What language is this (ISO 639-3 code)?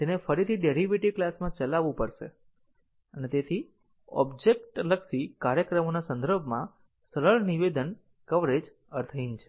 guj